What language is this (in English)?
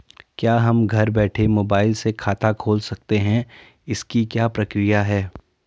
Hindi